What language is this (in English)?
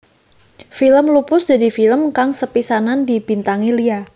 Javanese